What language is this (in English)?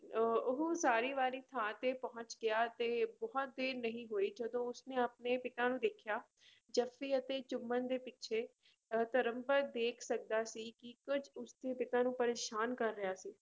Punjabi